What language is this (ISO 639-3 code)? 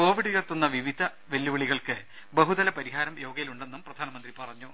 mal